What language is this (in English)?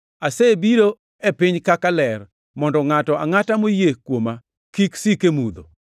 Luo (Kenya and Tanzania)